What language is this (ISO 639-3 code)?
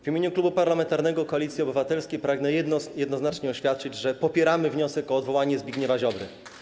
pol